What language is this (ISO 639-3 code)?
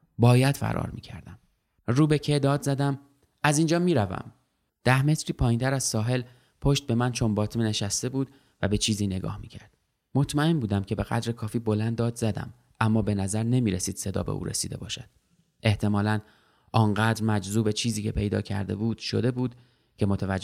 fas